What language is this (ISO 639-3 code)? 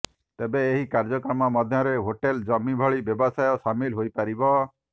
ori